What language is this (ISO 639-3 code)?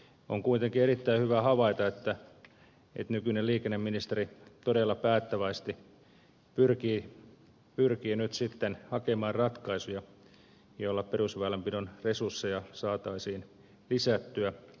fin